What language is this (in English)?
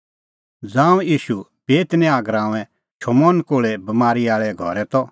Kullu Pahari